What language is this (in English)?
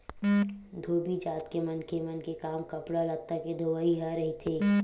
Chhattisgarhi